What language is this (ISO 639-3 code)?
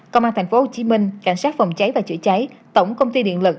vie